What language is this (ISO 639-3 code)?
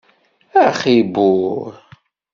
kab